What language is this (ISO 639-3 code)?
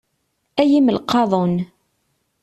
kab